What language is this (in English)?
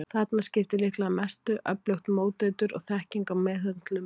Icelandic